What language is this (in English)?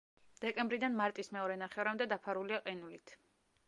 Georgian